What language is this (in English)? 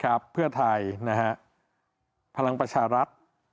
Thai